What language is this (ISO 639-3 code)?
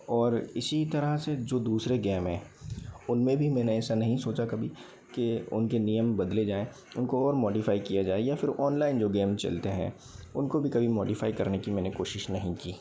hin